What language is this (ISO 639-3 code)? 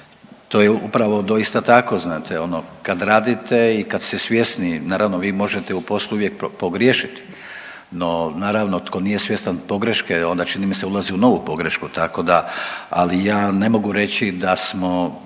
hrv